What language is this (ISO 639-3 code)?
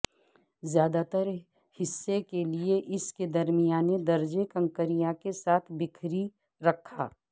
urd